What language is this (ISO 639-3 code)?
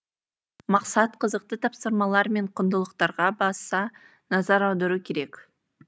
kaz